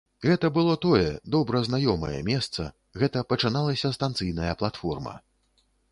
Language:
Belarusian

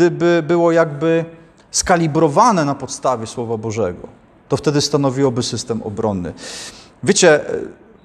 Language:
Polish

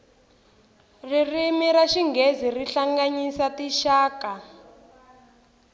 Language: Tsonga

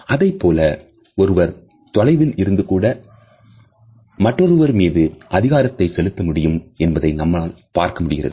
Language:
Tamil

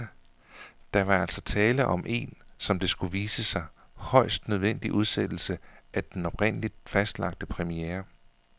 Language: Danish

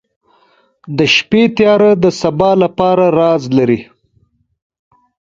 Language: Pashto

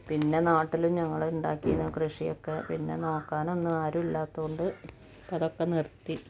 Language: Malayalam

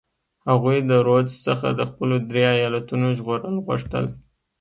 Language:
Pashto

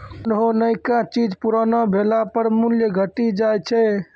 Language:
Maithili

